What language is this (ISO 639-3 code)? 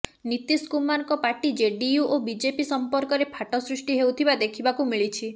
ori